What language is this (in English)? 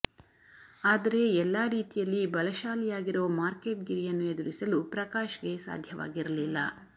Kannada